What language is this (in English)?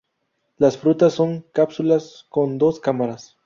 Spanish